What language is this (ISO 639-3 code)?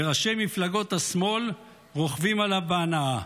heb